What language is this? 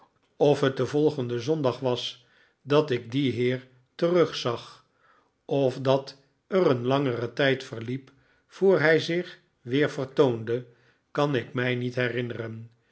Dutch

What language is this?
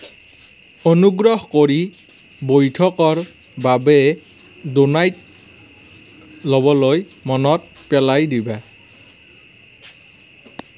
Assamese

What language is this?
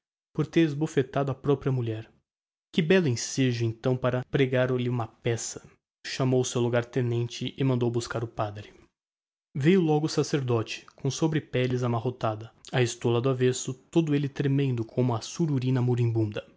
Portuguese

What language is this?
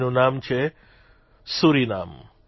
Gujarati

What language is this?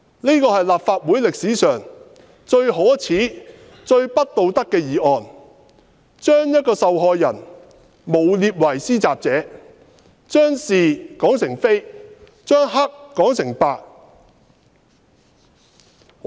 Cantonese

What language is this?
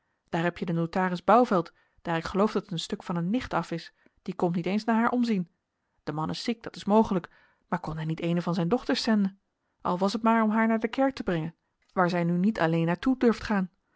Dutch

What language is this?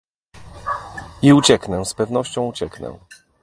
Polish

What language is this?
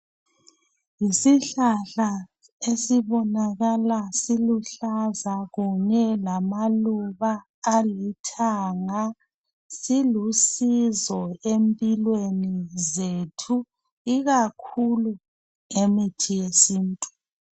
North Ndebele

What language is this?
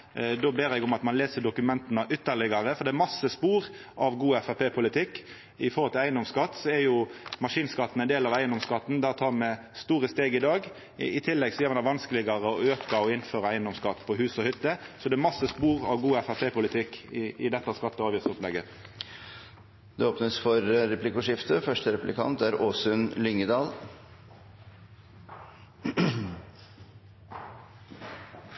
Norwegian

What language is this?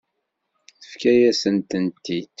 Kabyle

